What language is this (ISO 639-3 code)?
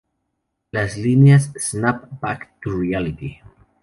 spa